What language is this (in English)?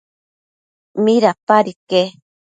Matsés